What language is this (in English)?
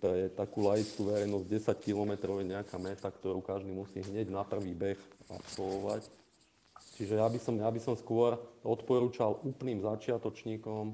Slovak